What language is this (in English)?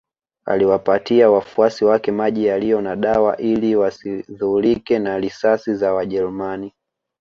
Swahili